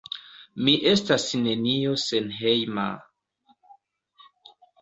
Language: Esperanto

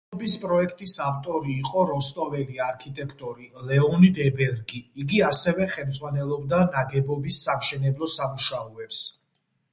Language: Georgian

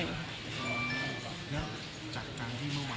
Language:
Thai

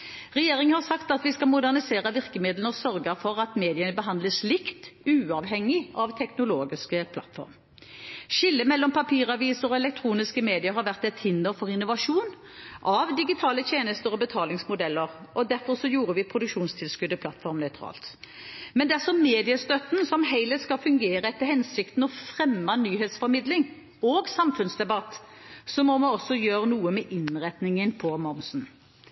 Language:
Norwegian Bokmål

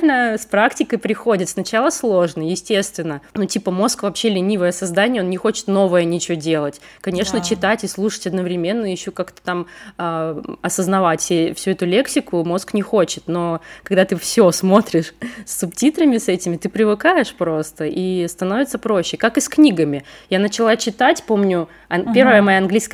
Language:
Russian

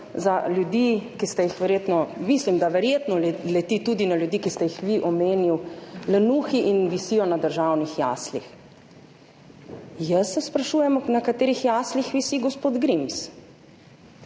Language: Slovenian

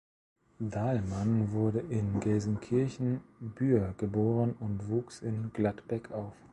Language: German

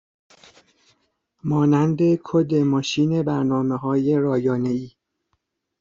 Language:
Persian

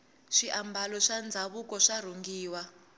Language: Tsonga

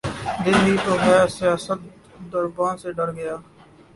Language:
Urdu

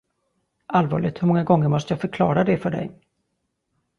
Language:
Swedish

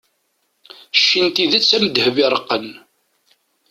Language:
Kabyle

